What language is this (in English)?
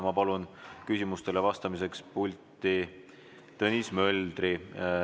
Estonian